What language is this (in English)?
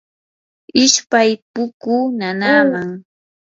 Yanahuanca Pasco Quechua